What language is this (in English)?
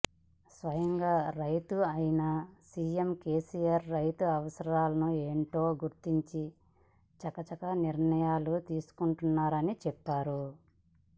Telugu